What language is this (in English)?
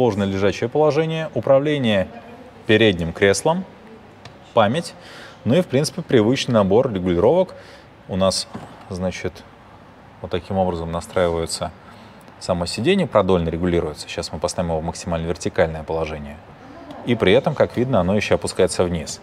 Russian